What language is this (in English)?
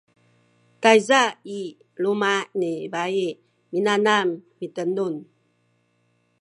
Sakizaya